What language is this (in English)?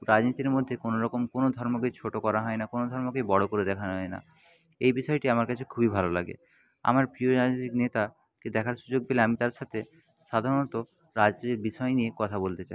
Bangla